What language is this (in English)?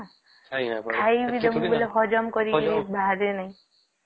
Odia